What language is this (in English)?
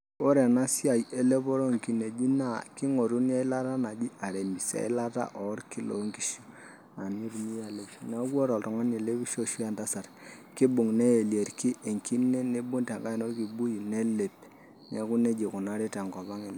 Masai